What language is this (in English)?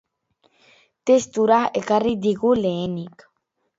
Basque